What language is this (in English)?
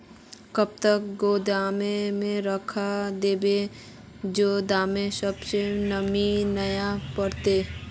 Magahi